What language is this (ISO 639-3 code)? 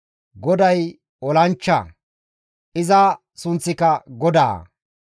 gmv